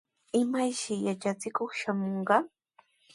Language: Sihuas Ancash Quechua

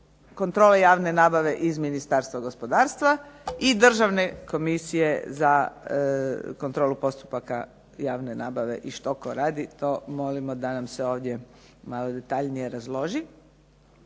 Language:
Croatian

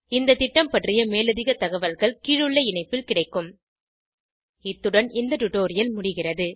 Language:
Tamil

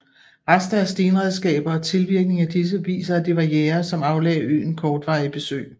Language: Danish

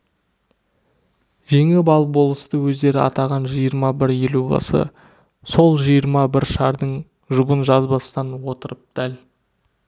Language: Kazakh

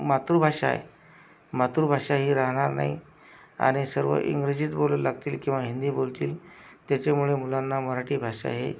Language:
Marathi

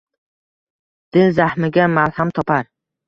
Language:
Uzbek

